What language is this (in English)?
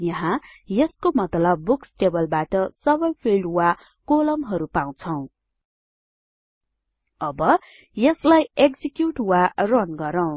Nepali